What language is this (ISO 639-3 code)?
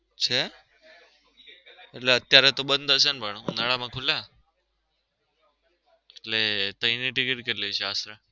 guj